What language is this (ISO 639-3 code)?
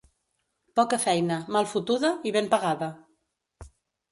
cat